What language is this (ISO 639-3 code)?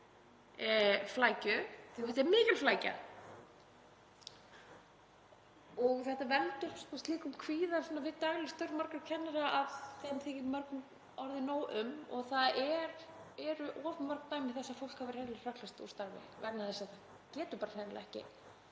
isl